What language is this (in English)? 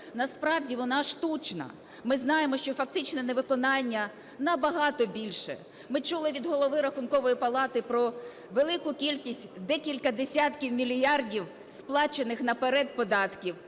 Ukrainian